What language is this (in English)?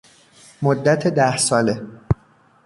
Persian